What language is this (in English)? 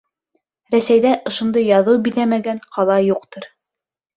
Bashkir